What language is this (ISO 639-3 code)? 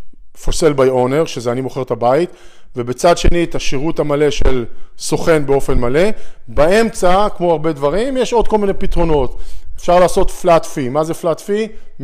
heb